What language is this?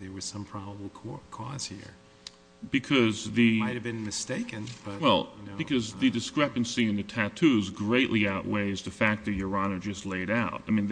English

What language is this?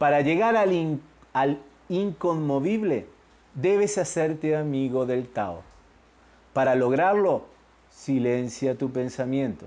Spanish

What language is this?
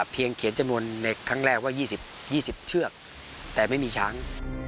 Thai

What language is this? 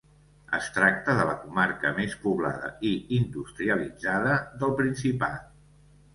Catalan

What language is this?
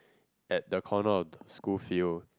English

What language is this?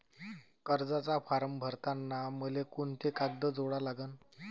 Marathi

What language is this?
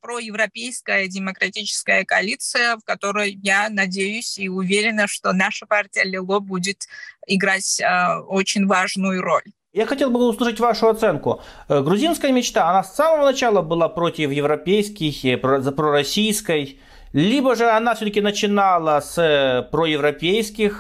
Russian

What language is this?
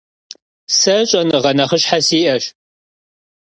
Kabardian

